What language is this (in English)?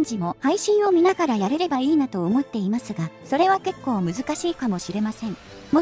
Japanese